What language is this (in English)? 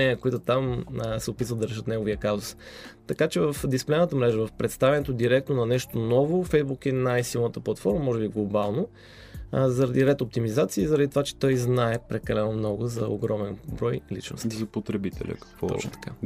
Bulgarian